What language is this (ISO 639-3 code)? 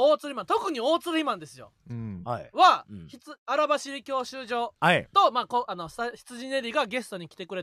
jpn